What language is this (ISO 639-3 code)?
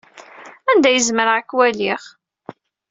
kab